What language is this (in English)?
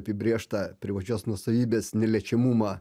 Lithuanian